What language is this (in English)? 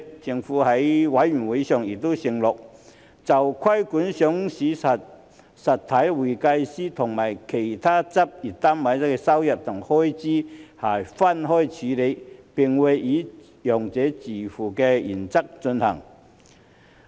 Cantonese